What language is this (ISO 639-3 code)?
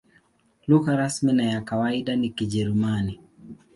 swa